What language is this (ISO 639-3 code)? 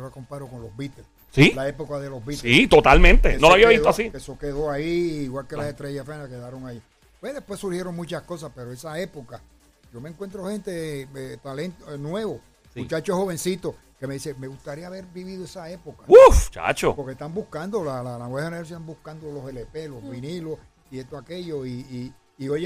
spa